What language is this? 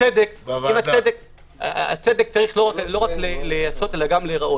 Hebrew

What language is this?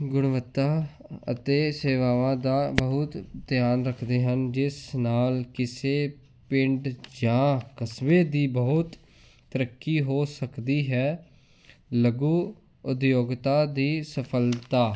Punjabi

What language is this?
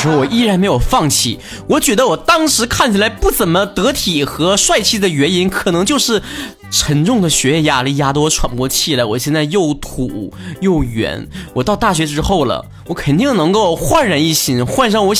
Chinese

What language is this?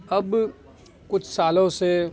Urdu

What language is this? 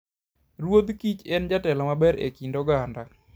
Luo (Kenya and Tanzania)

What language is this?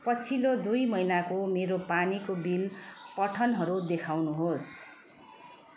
Nepali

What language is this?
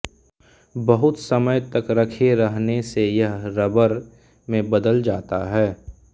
Hindi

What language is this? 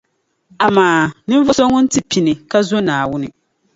Dagbani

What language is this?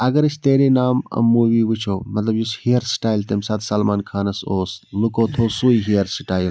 Kashmiri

